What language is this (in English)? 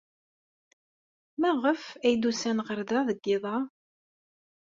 Kabyle